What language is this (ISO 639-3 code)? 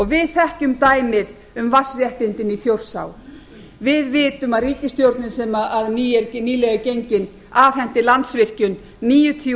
isl